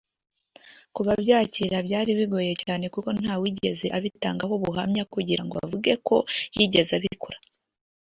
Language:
Kinyarwanda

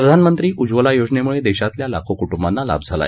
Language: Marathi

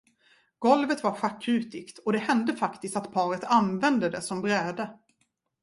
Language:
Swedish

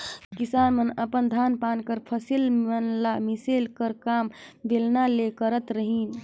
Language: Chhattisgarhi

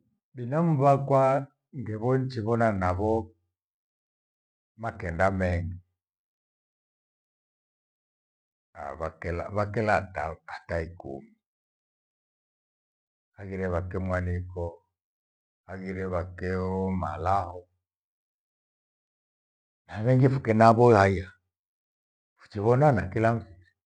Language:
Gweno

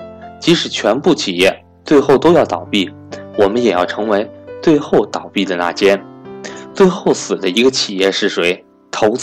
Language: Chinese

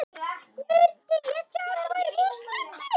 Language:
Icelandic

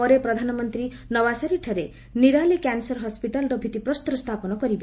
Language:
Odia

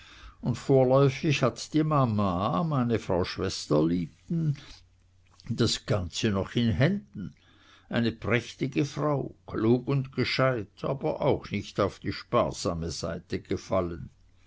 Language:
German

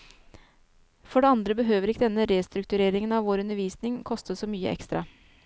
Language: Norwegian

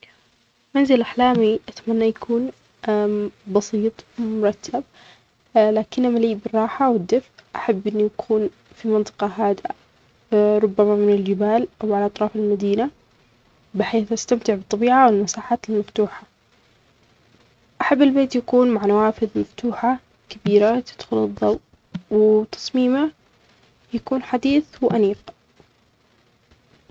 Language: Omani Arabic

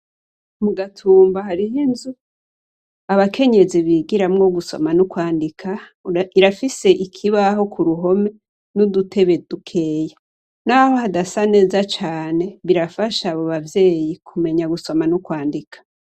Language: Rundi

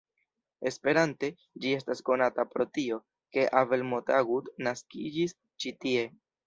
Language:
Esperanto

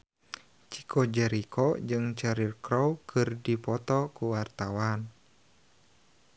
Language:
Sundanese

